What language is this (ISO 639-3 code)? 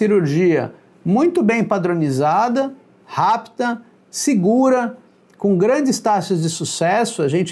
por